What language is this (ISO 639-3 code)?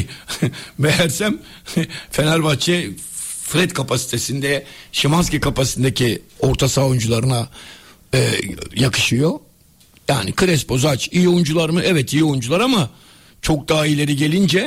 tur